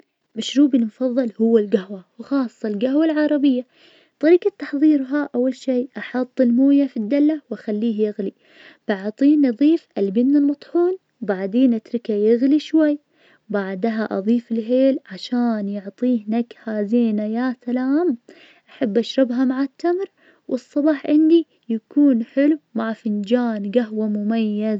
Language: Najdi Arabic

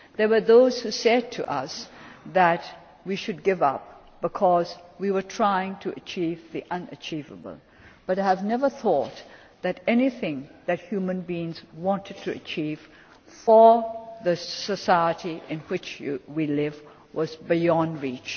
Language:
English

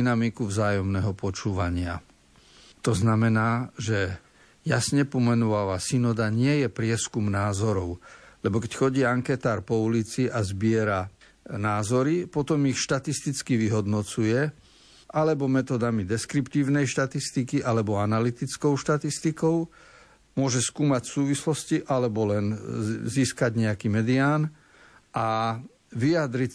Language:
Slovak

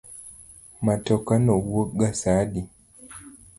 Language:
Luo (Kenya and Tanzania)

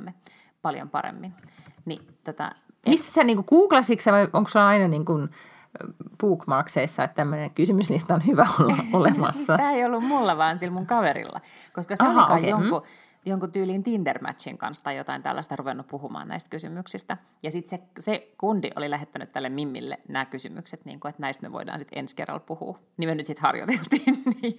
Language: Finnish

